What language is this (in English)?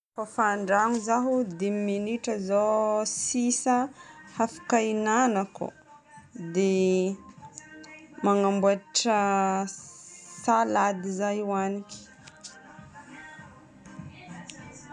Northern Betsimisaraka Malagasy